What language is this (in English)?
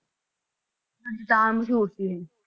Punjabi